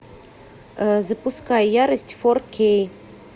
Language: Russian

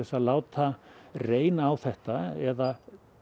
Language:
Icelandic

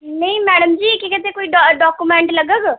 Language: Dogri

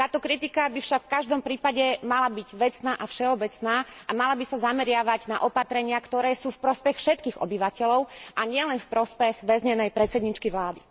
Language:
Slovak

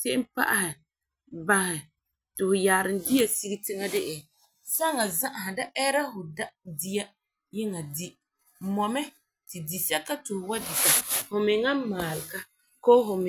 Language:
Frafra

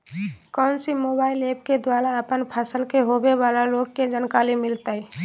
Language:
Magahi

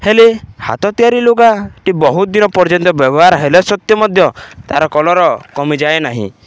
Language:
Odia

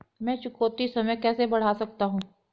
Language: Hindi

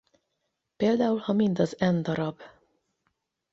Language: Hungarian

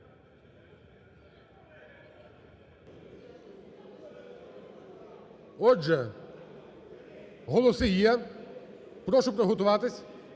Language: Ukrainian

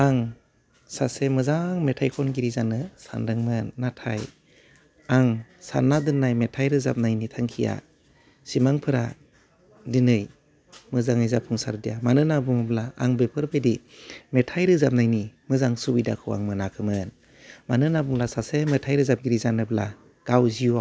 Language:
Bodo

